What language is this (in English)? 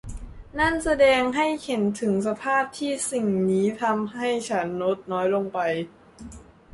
Thai